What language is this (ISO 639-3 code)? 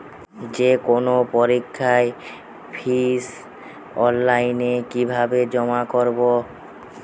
ben